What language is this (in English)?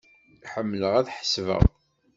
Kabyle